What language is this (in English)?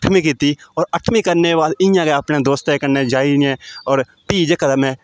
Dogri